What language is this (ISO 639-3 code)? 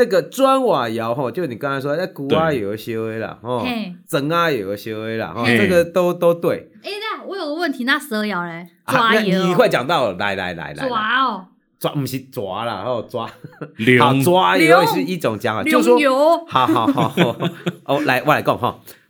zho